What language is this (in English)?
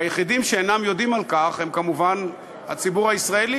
Hebrew